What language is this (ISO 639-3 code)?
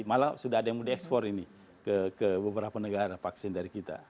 ind